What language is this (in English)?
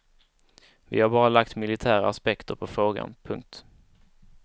Swedish